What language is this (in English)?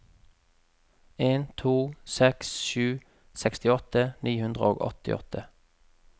Norwegian